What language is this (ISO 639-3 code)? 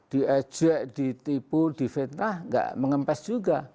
ind